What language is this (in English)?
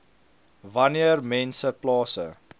Afrikaans